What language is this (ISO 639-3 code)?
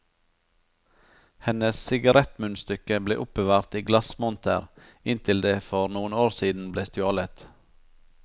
nor